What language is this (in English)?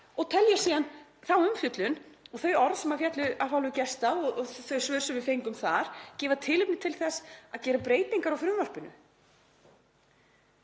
Icelandic